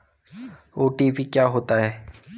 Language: Hindi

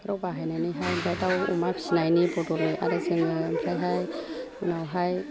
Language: Bodo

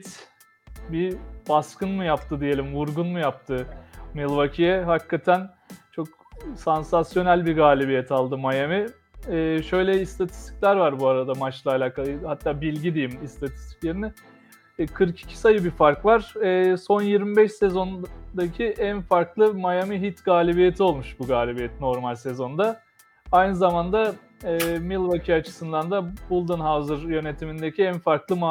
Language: Turkish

